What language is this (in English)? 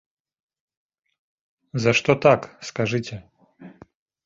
Belarusian